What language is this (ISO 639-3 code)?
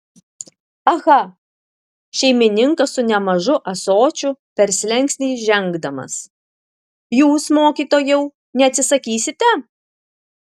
lit